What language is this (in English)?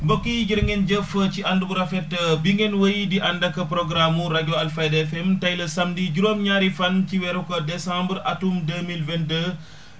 Wolof